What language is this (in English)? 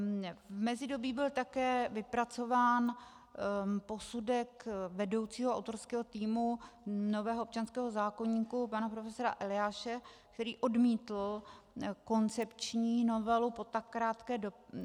Czech